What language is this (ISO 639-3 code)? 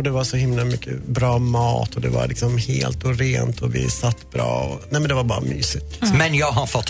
swe